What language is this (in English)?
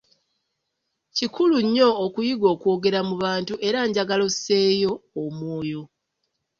Ganda